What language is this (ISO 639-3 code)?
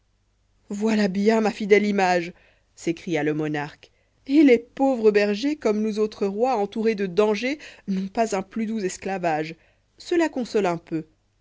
fra